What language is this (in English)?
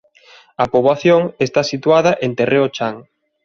Galician